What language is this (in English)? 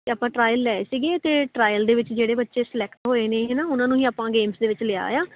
Punjabi